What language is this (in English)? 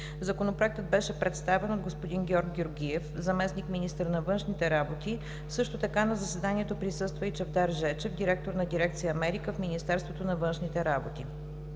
Bulgarian